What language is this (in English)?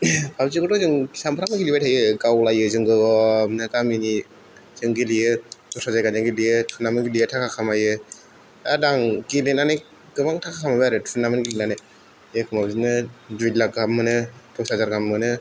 Bodo